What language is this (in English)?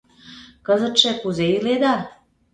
Mari